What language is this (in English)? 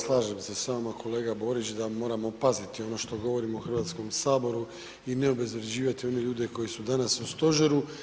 Croatian